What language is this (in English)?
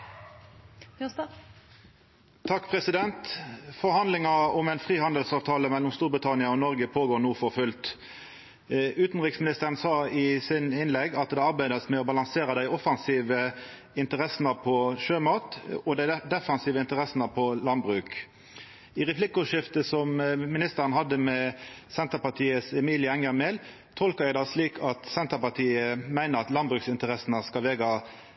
Norwegian Nynorsk